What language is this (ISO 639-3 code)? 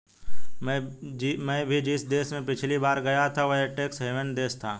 hin